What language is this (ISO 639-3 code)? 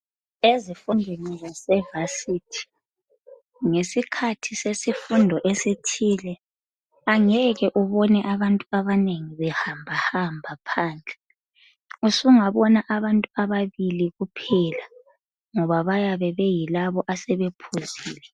nde